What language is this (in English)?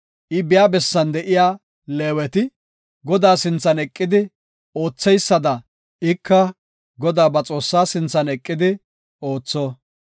Gofa